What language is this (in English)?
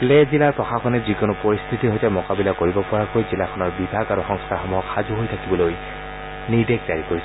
Assamese